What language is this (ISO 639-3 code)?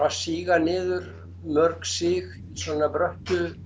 isl